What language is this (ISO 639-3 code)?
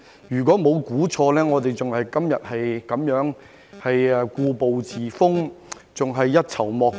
yue